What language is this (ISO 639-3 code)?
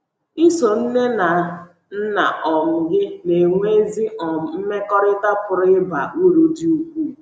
ibo